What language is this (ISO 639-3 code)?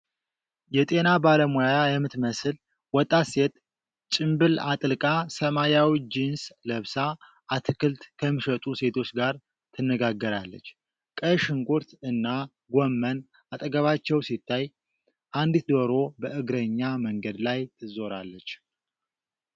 amh